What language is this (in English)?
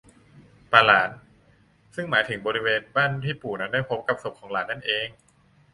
Thai